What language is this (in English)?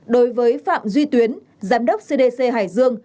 Vietnamese